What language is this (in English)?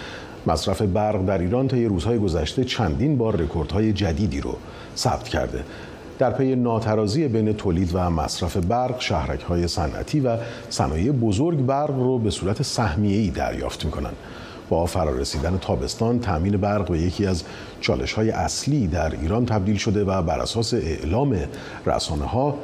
Persian